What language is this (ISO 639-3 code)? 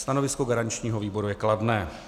ces